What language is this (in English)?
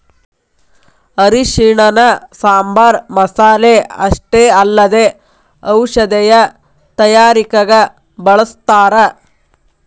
Kannada